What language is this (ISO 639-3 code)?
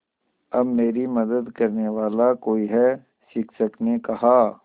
hin